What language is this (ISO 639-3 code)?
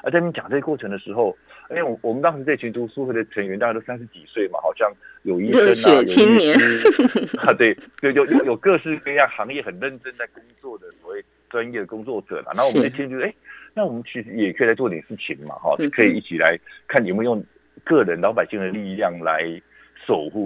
zho